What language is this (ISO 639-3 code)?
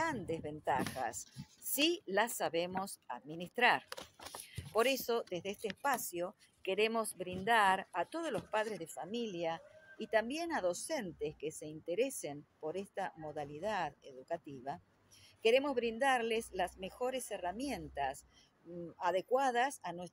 spa